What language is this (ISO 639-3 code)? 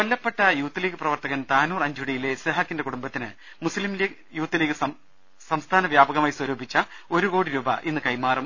mal